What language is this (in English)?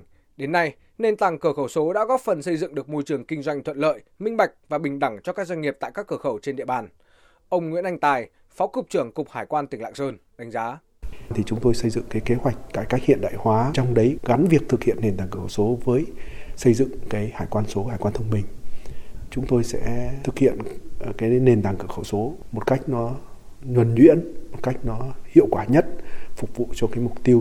Vietnamese